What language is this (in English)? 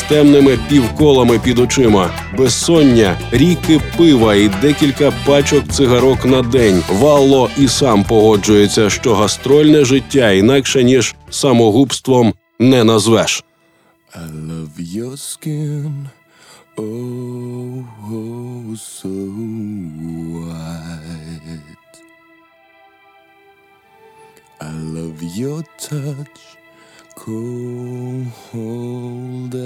Ukrainian